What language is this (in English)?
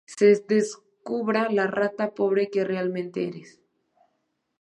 Spanish